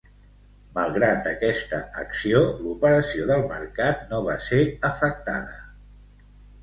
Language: Catalan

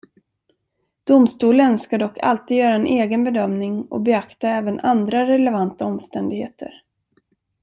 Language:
Swedish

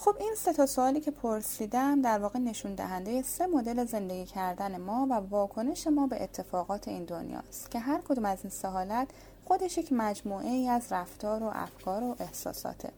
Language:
Persian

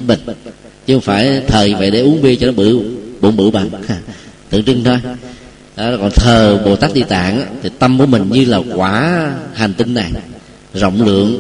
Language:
Vietnamese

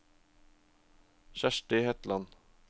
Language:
Norwegian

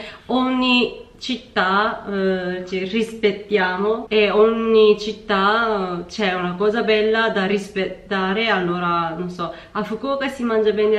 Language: Italian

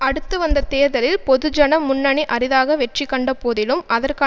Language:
Tamil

